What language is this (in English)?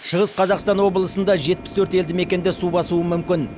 Kazakh